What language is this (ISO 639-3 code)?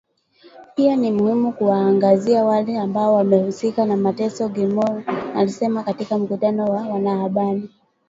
swa